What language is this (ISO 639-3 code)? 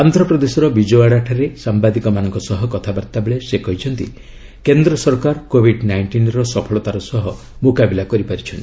ori